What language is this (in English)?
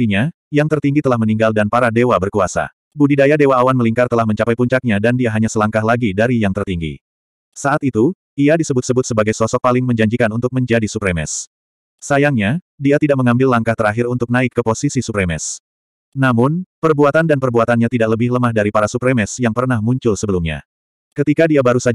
Indonesian